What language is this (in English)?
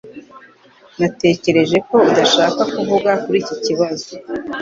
Kinyarwanda